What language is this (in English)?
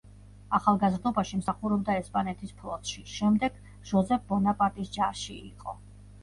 Georgian